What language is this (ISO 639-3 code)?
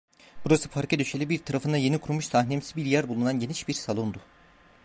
tur